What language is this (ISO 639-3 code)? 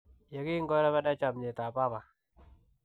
kln